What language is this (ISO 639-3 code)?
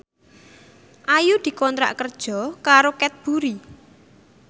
jav